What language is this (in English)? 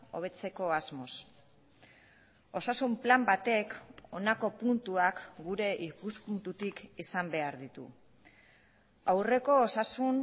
Basque